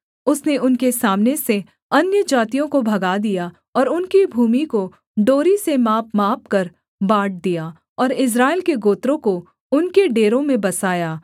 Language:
Hindi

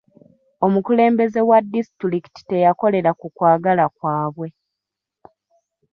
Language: Ganda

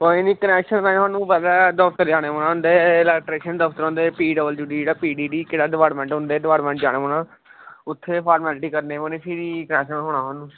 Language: Dogri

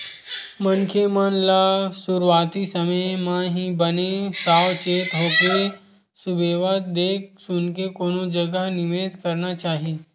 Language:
Chhattisgarhi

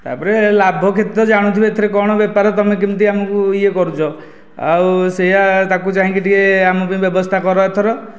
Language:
Odia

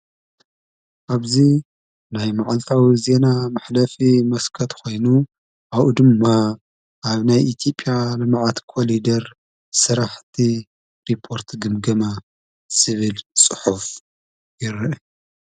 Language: Tigrinya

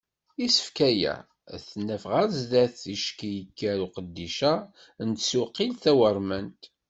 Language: Kabyle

